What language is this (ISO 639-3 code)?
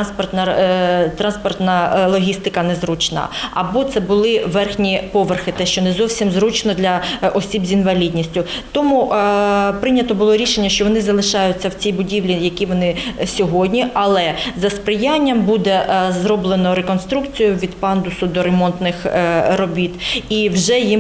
ukr